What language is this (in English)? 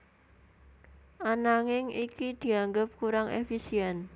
Javanese